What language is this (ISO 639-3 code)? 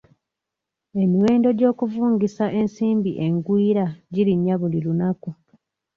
lug